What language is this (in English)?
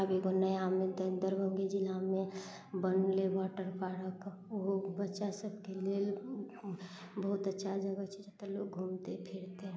Maithili